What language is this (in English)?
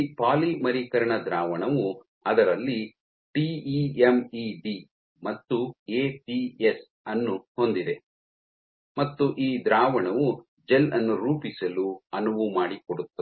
Kannada